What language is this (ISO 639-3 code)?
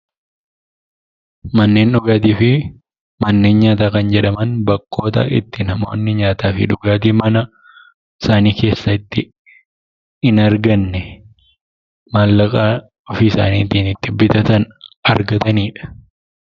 orm